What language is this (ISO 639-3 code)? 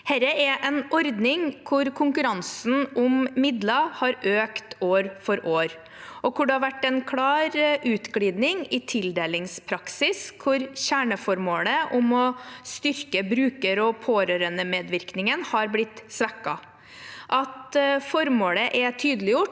nor